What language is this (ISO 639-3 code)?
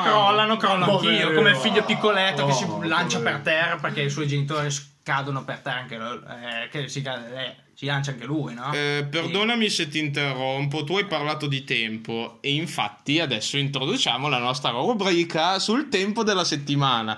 ita